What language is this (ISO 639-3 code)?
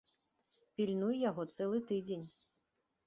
bel